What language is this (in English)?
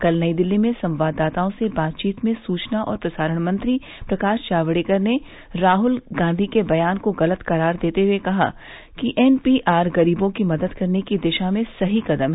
Hindi